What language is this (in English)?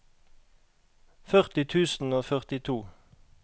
Norwegian